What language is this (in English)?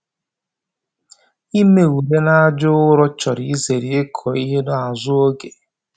Igbo